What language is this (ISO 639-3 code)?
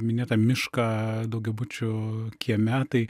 lit